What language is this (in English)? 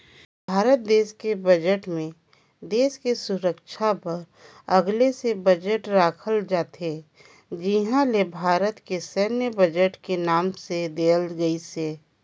Chhattisgarhi